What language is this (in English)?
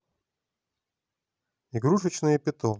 Russian